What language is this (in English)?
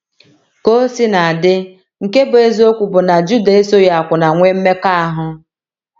Igbo